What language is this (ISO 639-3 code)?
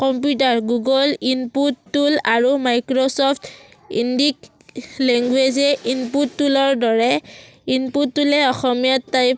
asm